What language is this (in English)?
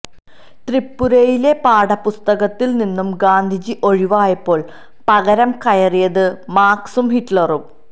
Malayalam